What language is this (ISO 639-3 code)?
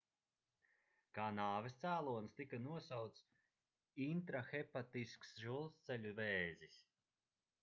lav